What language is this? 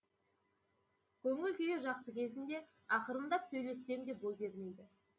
Kazakh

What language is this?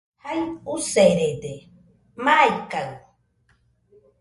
Nüpode Huitoto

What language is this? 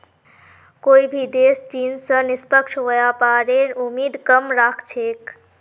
Magahi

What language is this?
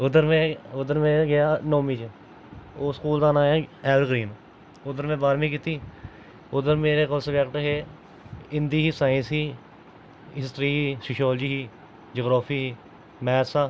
Dogri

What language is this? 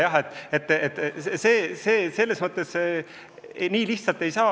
Estonian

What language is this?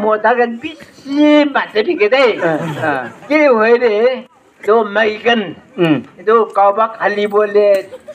Arabic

